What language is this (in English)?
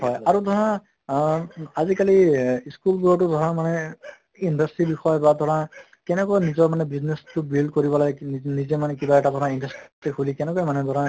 Assamese